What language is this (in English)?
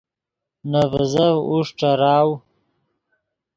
Yidgha